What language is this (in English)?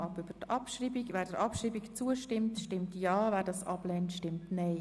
Swiss German